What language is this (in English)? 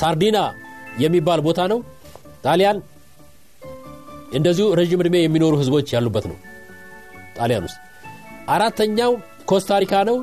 Amharic